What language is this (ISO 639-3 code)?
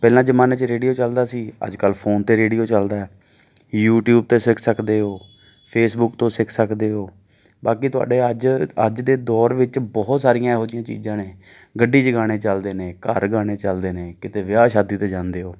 pan